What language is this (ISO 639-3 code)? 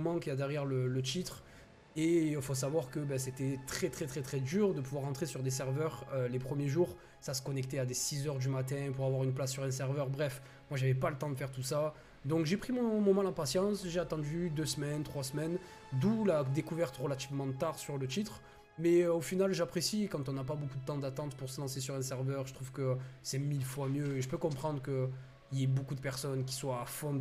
fra